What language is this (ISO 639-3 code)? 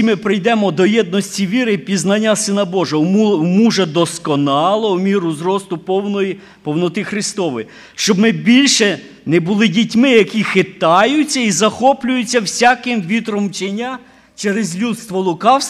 ukr